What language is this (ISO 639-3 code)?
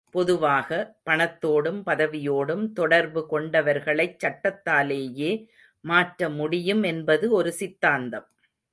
tam